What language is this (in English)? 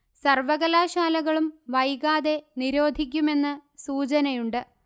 Malayalam